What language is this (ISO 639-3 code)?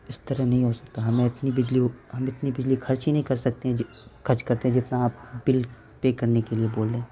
urd